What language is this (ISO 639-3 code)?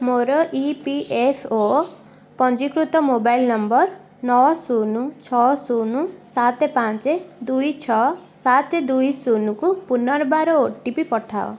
ori